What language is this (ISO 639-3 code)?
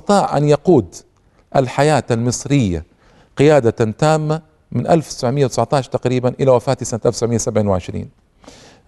ara